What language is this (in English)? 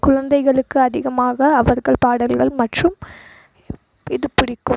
Tamil